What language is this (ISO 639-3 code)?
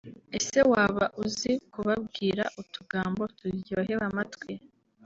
kin